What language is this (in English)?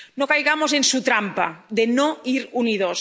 Spanish